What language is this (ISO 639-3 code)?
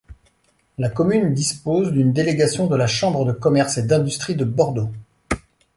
fra